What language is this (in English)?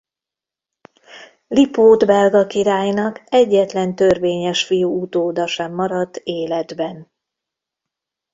Hungarian